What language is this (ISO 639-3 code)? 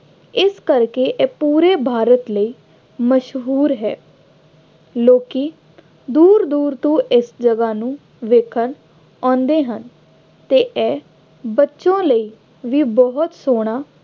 pan